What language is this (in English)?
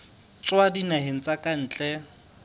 Southern Sotho